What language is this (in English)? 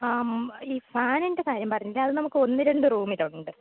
Malayalam